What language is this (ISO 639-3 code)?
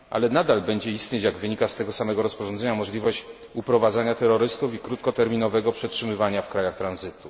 pol